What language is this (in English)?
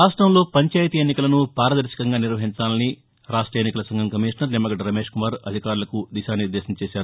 Telugu